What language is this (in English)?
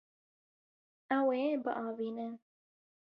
Kurdish